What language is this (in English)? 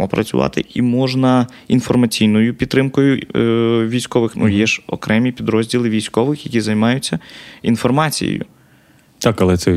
Ukrainian